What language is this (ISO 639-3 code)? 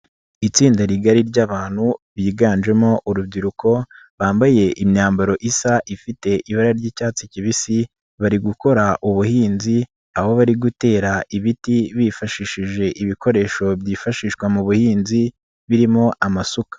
kin